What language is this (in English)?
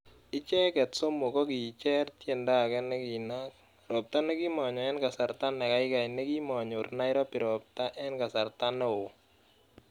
Kalenjin